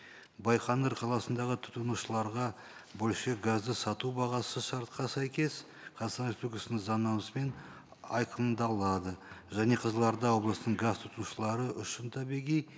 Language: Kazakh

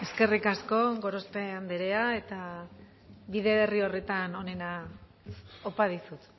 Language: Basque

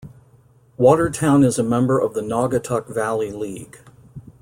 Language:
English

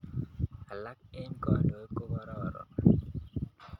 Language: Kalenjin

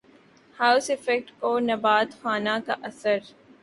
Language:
Urdu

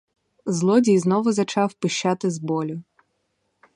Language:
Ukrainian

